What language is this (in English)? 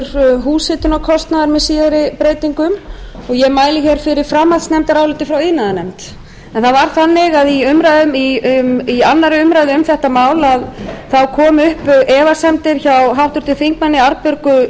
Icelandic